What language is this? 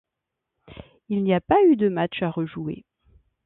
French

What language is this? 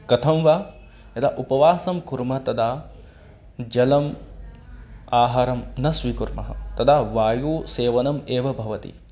Sanskrit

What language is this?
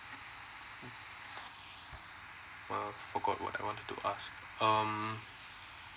English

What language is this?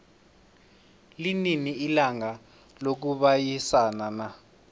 South Ndebele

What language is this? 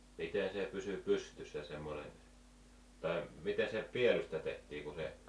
Finnish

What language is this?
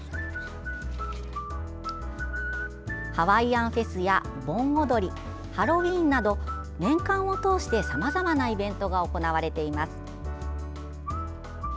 Japanese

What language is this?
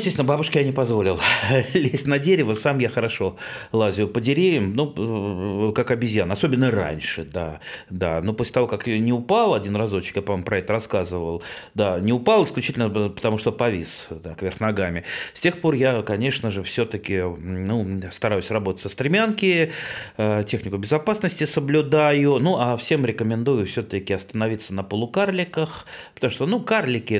Russian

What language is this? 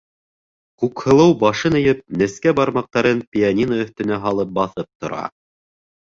Bashkir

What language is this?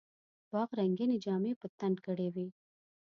Pashto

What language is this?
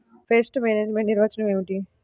Telugu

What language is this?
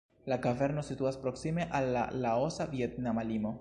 Esperanto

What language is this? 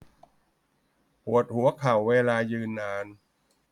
Thai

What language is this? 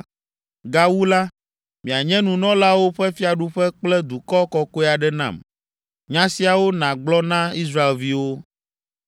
Ewe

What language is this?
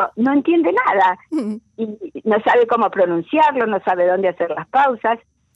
Spanish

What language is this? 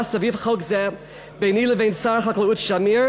Hebrew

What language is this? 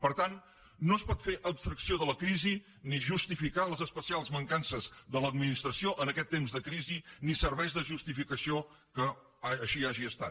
Catalan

